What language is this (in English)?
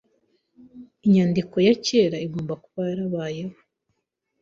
Kinyarwanda